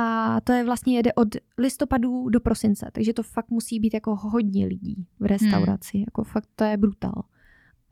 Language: Czech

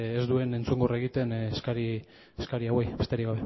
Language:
Basque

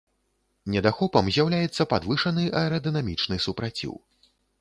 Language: Belarusian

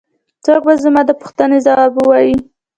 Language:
Pashto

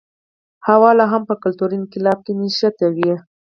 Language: Pashto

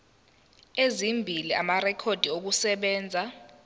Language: Zulu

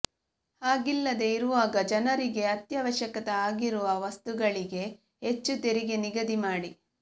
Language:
Kannada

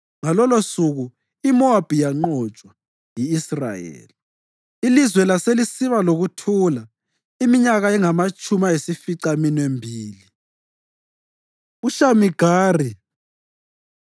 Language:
North Ndebele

